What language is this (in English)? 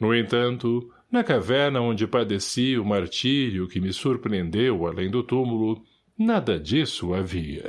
Portuguese